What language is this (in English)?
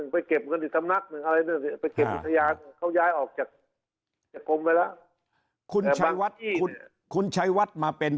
Thai